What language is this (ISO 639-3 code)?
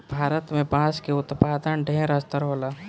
bho